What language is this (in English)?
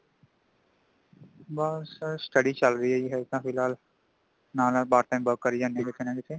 Punjabi